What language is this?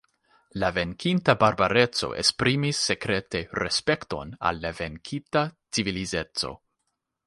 Esperanto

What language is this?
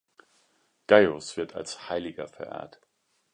German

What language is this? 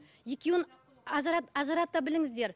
Kazakh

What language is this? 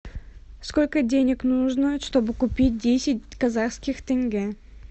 Russian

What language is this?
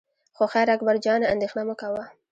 Pashto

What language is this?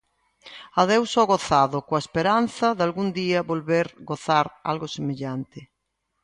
Galician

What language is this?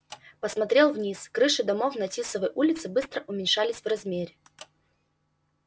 Russian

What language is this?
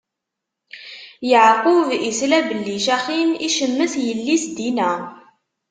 Kabyle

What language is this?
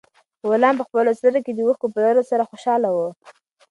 Pashto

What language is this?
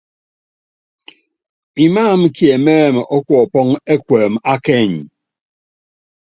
Yangben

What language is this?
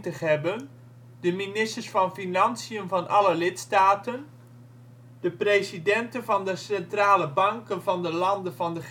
Dutch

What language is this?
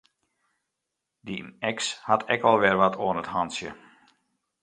Western Frisian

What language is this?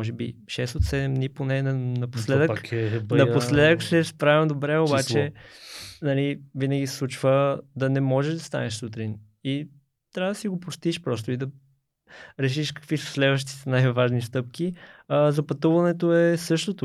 Bulgarian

